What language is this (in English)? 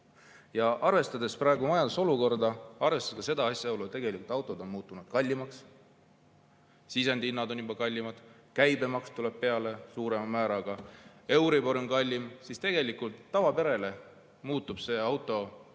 Estonian